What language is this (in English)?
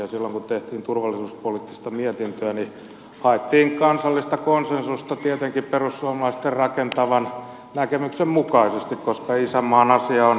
Finnish